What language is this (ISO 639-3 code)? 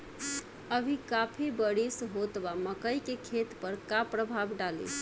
bho